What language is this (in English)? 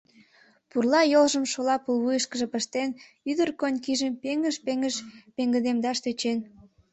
Mari